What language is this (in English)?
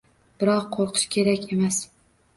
Uzbek